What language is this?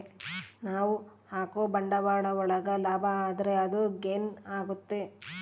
Kannada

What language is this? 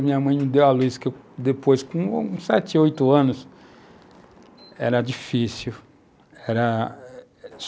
Portuguese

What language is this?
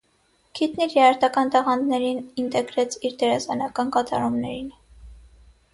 Armenian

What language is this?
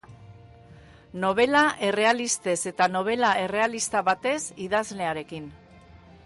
Basque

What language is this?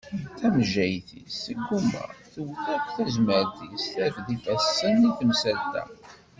Kabyle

